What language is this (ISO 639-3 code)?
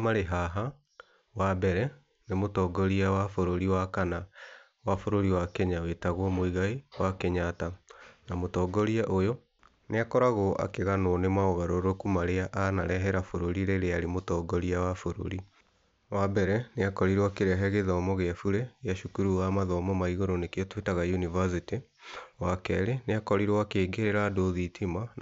kik